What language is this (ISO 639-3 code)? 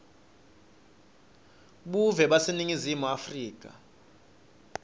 ssw